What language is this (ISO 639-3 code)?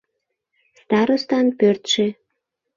chm